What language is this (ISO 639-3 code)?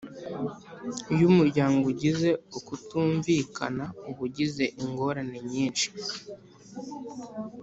kin